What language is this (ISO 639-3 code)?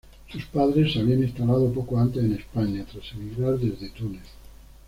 spa